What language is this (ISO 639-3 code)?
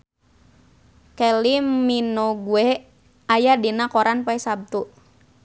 sun